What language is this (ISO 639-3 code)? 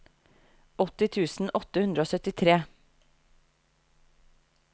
nor